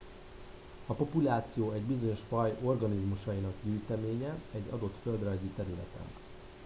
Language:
Hungarian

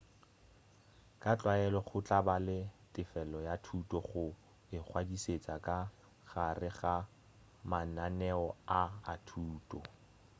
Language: Northern Sotho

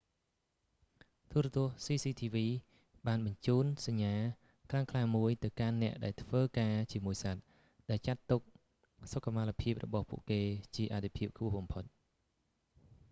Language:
Khmer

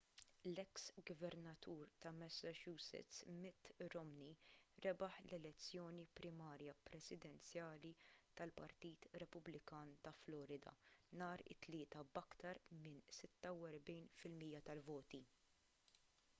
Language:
Maltese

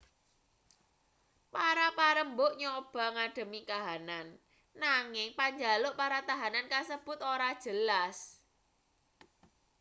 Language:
Javanese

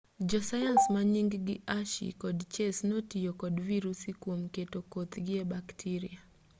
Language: Luo (Kenya and Tanzania)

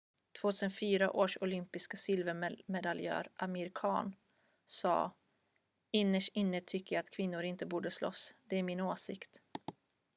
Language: Swedish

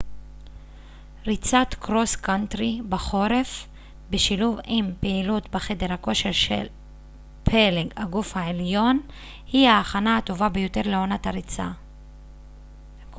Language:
Hebrew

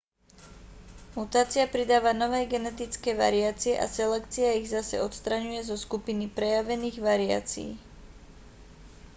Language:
Slovak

